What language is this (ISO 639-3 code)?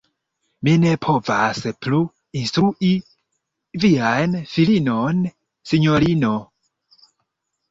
epo